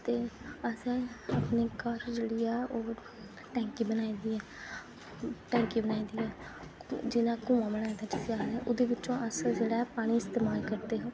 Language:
Dogri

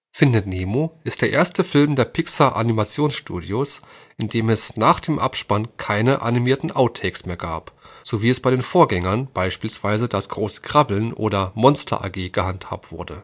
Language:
German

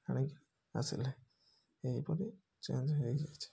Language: Odia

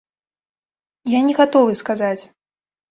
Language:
Belarusian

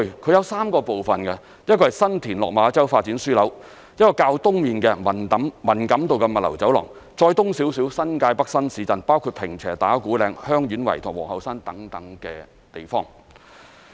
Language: Cantonese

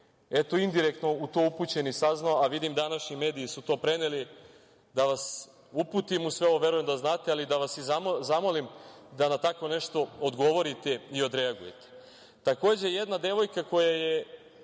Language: Serbian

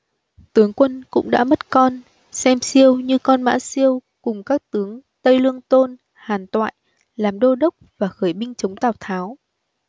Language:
Vietnamese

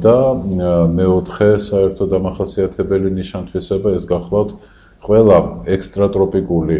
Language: Latvian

